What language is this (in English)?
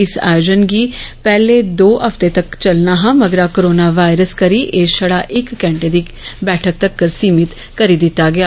Dogri